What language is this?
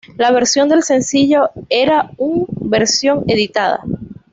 Spanish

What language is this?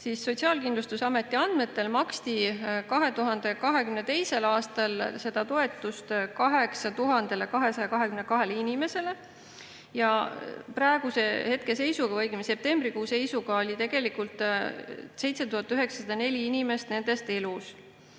Estonian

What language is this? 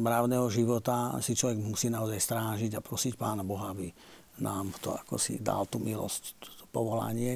Slovak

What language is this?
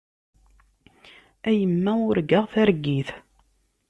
Kabyle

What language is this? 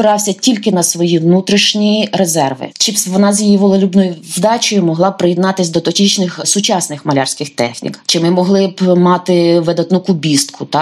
Ukrainian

